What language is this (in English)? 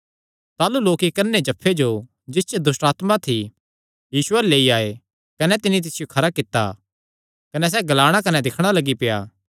Kangri